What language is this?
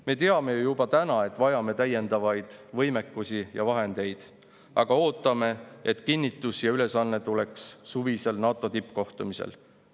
Estonian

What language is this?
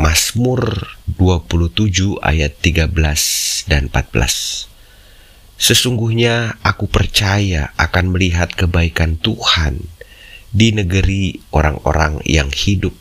Indonesian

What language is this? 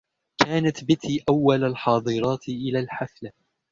Arabic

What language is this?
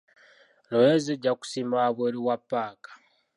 Ganda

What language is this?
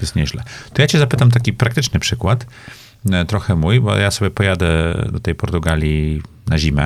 Polish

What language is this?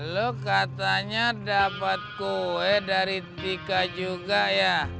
Indonesian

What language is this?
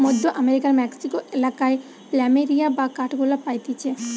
Bangla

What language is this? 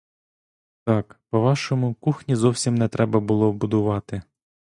Ukrainian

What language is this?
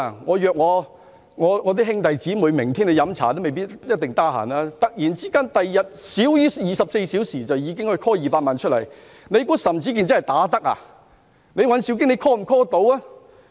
Cantonese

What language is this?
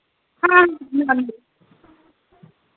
Dogri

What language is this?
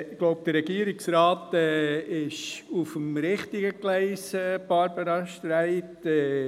Swiss German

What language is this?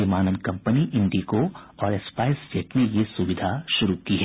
Hindi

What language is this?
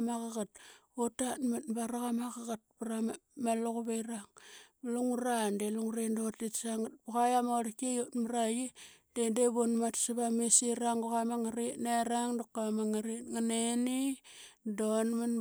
Qaqet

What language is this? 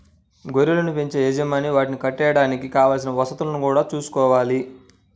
Telugu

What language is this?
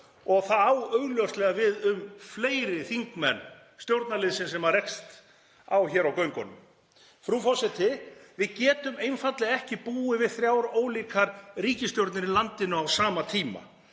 Icelandic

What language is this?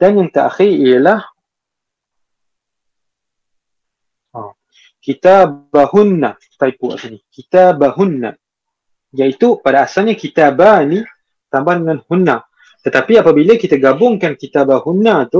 Malay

